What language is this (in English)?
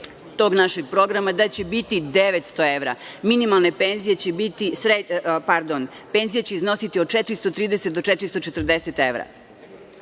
Serbian